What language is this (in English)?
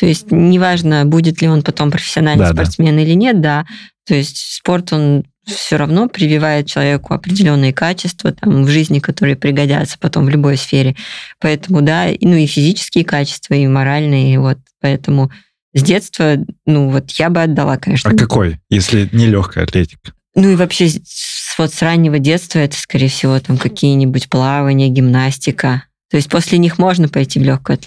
Russian